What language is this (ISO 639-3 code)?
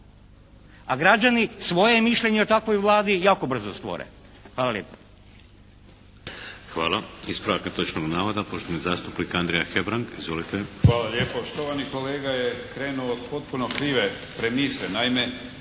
hrv